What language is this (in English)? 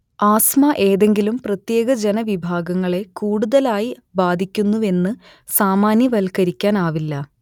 Malayalam